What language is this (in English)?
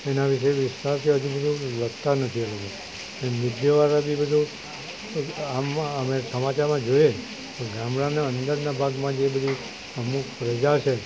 Gujarati